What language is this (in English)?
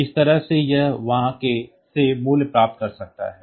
Hindi